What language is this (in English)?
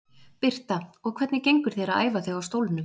Icelandic